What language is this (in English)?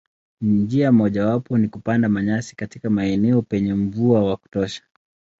Swahili